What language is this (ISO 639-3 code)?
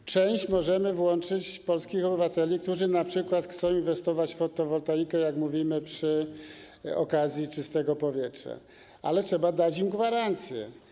pol